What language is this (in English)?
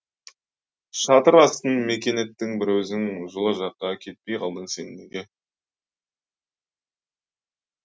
Kazakh